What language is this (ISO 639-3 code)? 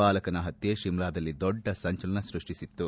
kan